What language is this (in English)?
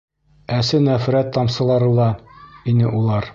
Bashkir